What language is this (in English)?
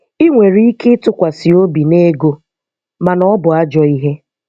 Igbo